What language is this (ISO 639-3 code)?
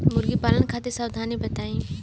bho